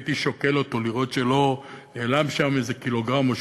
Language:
Hebrew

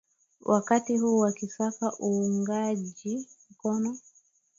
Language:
Swahili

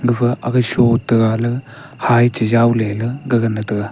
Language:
Wancho Naga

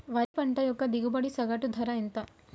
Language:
Telugu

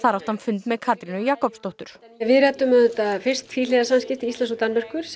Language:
Icelandic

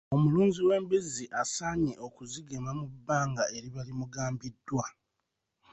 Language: Ganda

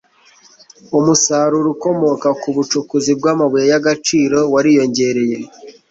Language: Kinyarwanda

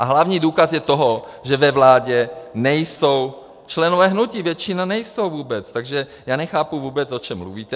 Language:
Czech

